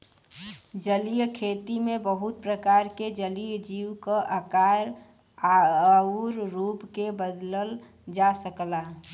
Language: Bhojpuri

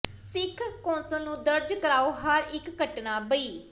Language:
Punjabi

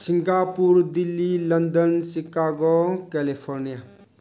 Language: Manipuri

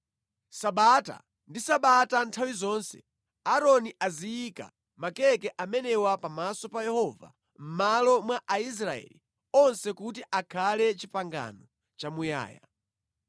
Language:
Nyanja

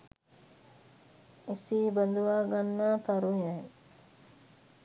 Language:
Sinhala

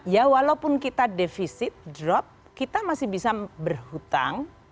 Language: Indonesian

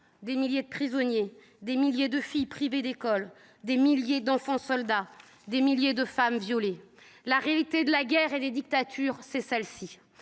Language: French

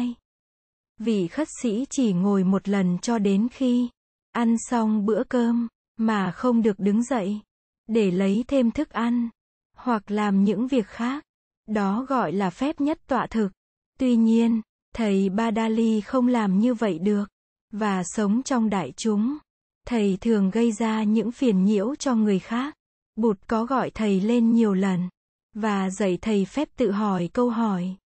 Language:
Vietnamese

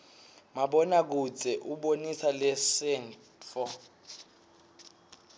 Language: Swati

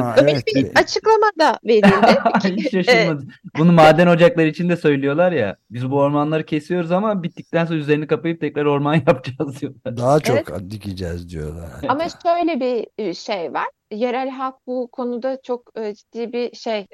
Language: Turkish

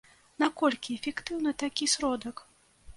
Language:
Belarusian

